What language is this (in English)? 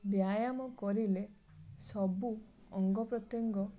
Odia